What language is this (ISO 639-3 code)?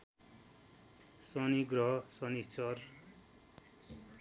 nep